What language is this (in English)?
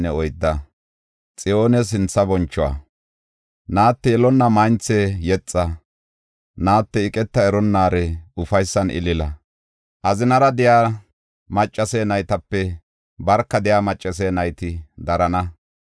Gofa